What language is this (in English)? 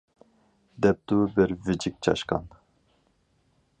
Uyghur